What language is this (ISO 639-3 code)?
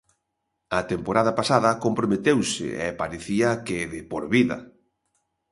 glg